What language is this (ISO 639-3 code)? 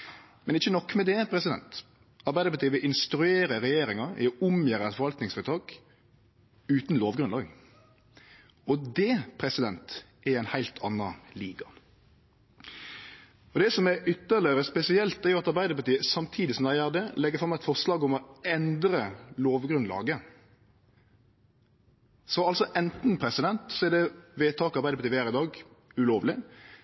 nno